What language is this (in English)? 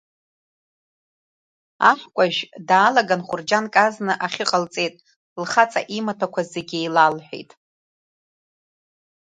Abkhazian